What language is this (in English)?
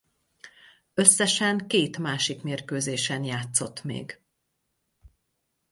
Hungarian